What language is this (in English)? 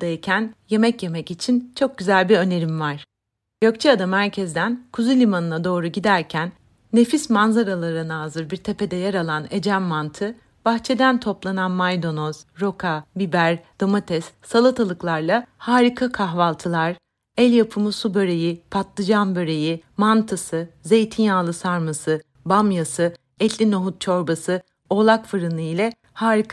Turkish